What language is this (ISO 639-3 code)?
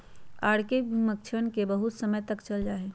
mag